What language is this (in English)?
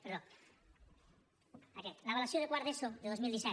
Catalan